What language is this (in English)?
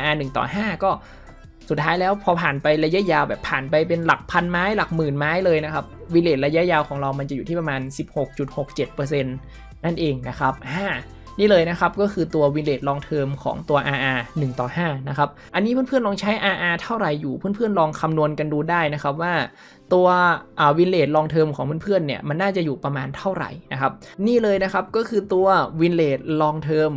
Thai